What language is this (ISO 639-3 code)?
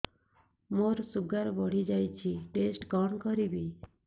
ori